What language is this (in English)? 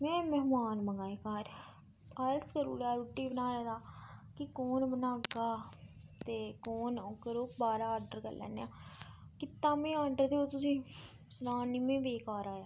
Dogri